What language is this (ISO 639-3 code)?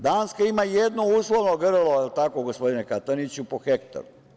srp